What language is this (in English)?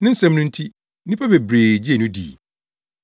Akan